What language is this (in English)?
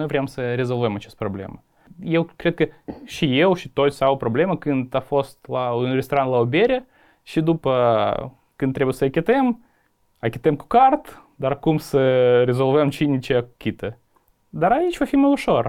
Romanian